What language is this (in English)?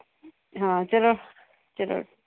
Punjabi